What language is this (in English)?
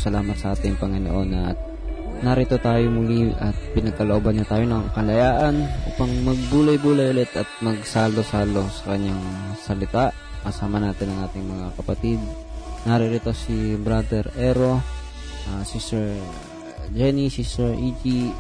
Filipino